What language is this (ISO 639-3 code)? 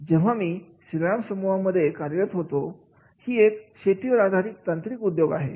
mar